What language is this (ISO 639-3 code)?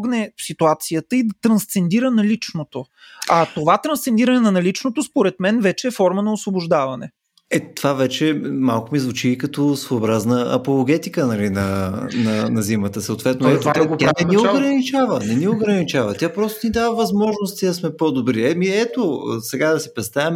bul